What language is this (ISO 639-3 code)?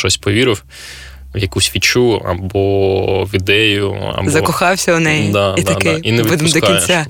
ukr